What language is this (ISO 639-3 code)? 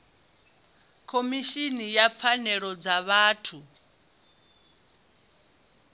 ven